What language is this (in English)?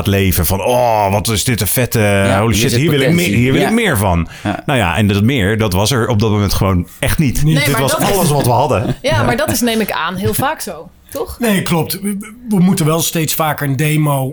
Dutch